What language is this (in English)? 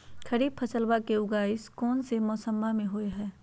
Magahi